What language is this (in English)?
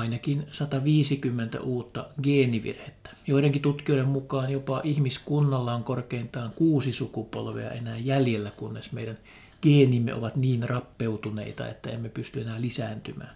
Finnish